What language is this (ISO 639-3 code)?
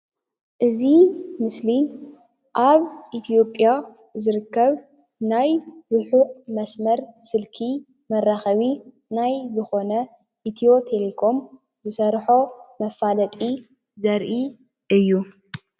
tir